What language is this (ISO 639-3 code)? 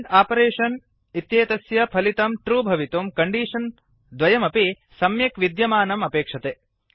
san